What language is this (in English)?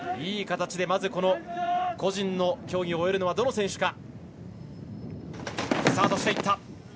Japanese